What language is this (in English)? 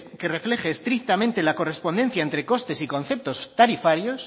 Spanish